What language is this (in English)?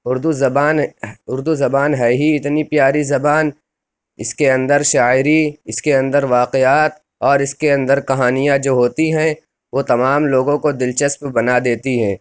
Urdu